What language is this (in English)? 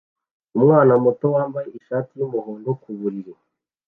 Kinyarwanda